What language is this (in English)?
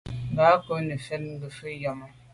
Medumba